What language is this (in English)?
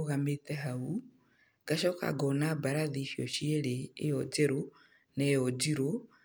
Kikuyu